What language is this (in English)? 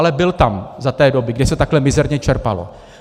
Czech